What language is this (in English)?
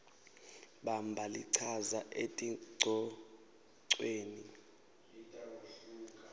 Swati